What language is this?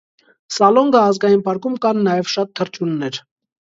Armenian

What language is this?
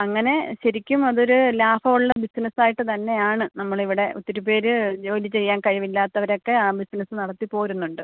Malayalam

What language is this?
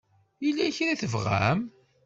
Kabyle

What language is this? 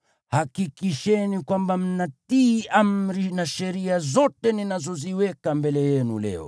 Swahili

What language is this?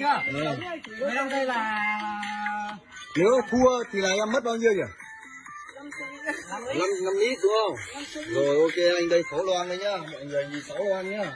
Vietnamese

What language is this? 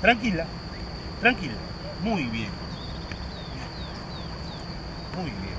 Spanish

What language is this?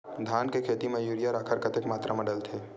Chhattisgarhi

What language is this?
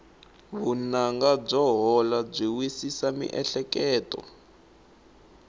Tsonga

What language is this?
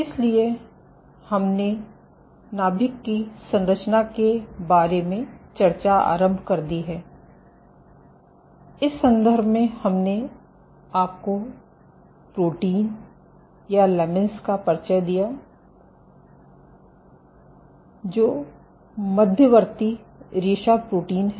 Hindi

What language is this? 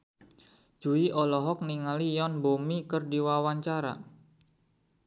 Sundanese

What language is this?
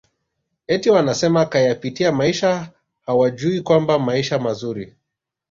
Swahili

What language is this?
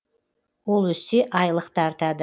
Kazakh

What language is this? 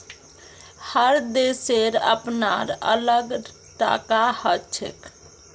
Magahi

